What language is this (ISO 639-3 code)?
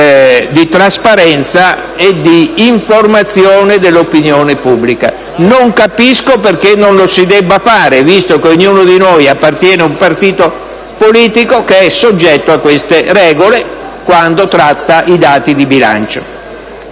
ita